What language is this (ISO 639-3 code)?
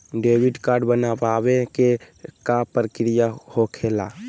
mag